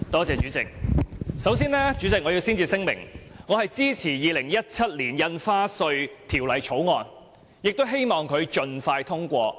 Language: Cantonese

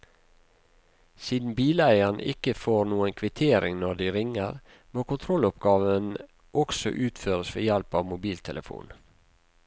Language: Norwegian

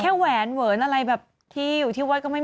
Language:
Thai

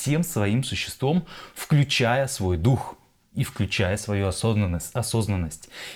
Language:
Russian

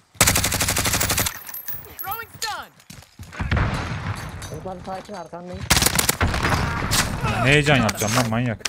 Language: Turkish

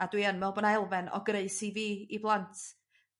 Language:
Welsh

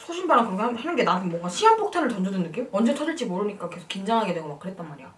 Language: Korean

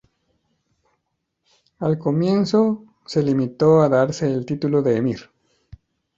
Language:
Spanish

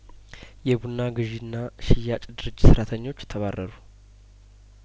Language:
Amharic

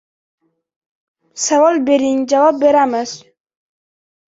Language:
Uzbek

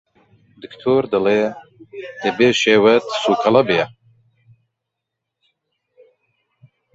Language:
Central Kurdish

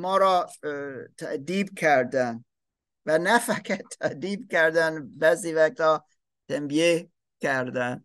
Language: Persian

